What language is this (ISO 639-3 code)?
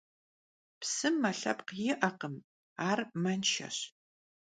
kbd